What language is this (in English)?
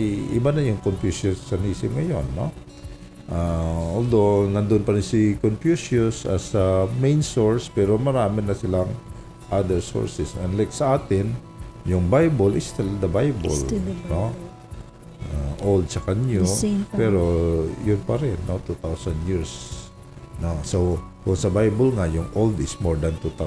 Filipino